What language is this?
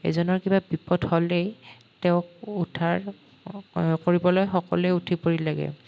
Assamese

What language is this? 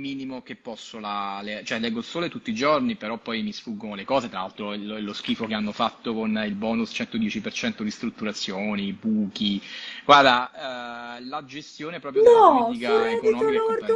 Italian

